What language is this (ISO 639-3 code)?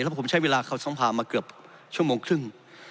tha